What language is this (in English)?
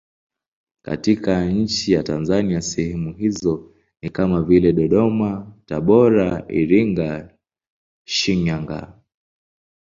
Swahili